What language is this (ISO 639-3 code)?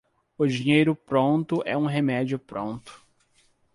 por